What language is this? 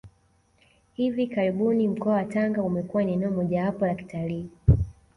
Swahili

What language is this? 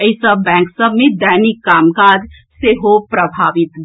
Maithili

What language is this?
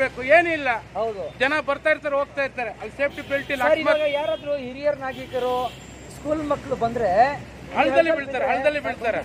Turkish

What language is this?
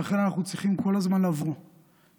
Hebrew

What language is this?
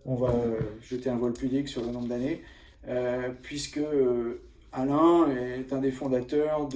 French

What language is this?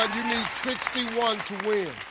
English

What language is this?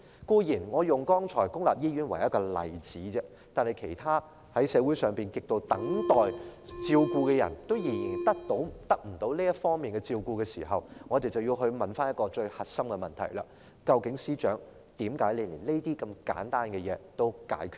Cantonese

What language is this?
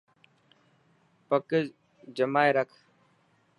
Dhatki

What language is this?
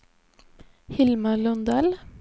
Swedish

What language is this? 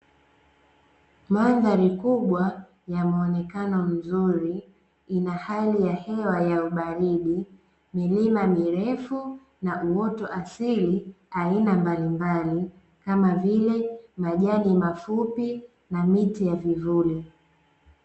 Swahili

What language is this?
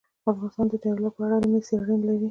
Pashto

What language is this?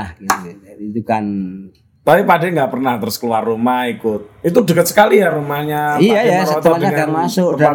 Indonesian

